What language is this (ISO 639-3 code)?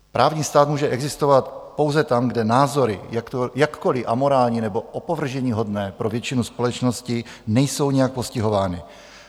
ces